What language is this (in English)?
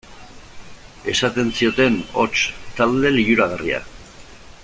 Basque